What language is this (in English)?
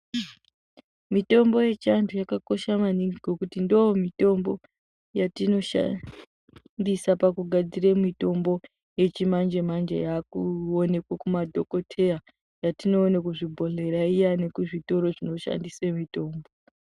Ndau